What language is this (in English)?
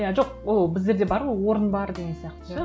Kazakh